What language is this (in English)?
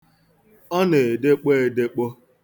Igbo